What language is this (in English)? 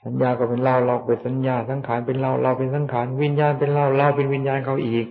Thai